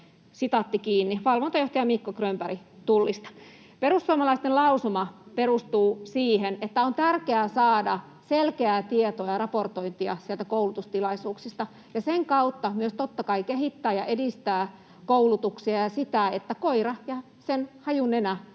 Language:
Finnish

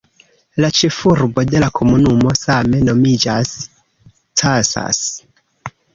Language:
Esperanto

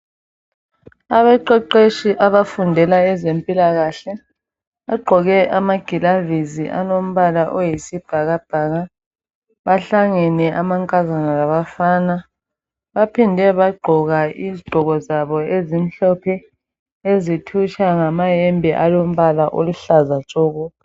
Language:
North Ndebele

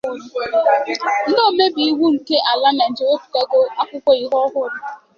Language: Igbo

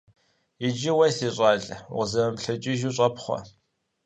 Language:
Kabardian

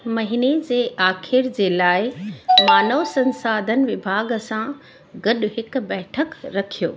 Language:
Sindhi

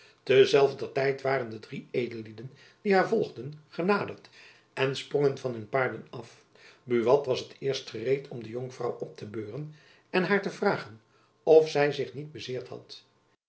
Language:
Dutch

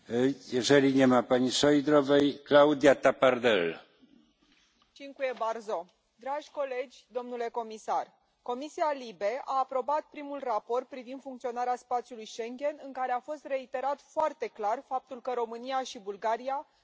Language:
Romanian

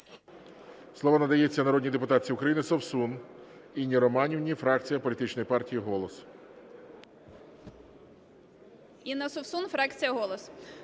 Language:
Ukrainian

